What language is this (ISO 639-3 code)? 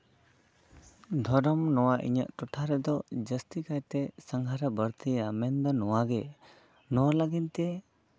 sat